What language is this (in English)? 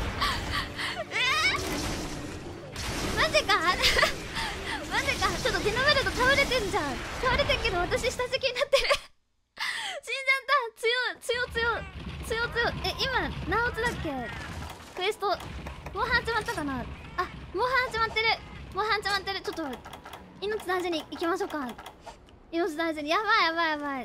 Japanese